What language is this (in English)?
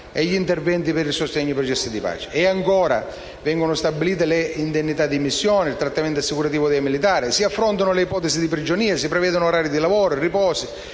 Italian